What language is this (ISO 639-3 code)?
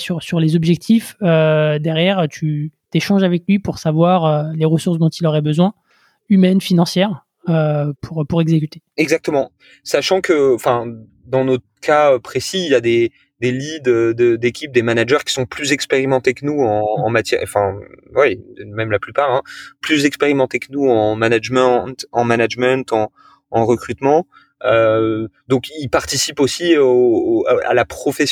fra